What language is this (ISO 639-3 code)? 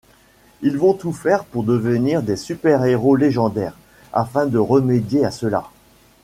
fra